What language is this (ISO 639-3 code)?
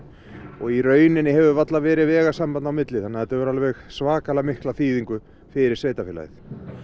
isl